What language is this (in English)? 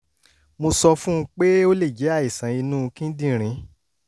Yoruba